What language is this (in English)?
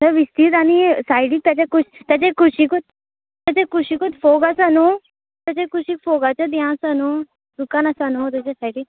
Konkani